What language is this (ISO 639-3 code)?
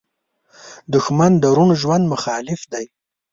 pus